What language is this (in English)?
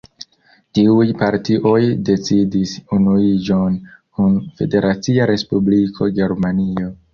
Esperanto